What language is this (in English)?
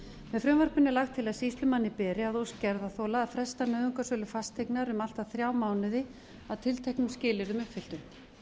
Icelandic